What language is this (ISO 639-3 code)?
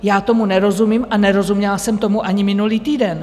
ces